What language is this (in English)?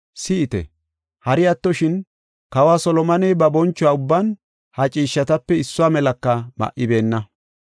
Gofa